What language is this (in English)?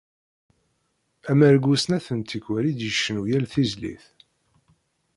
Kabyle